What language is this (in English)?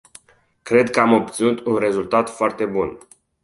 Romanian